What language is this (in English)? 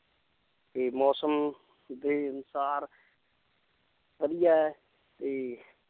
Punjabi